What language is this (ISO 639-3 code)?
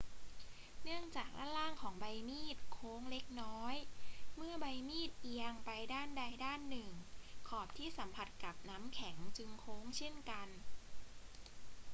tha